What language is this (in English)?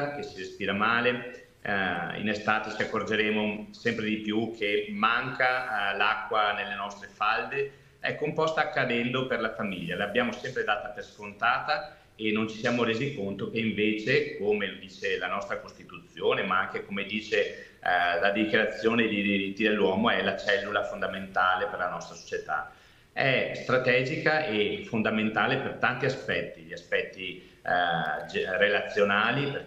Italian